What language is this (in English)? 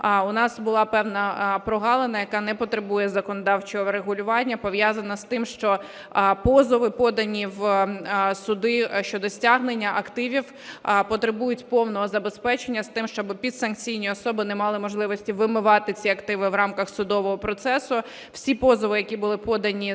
Ukrainian